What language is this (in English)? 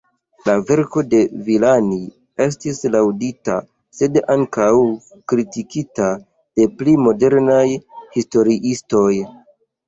Esperanto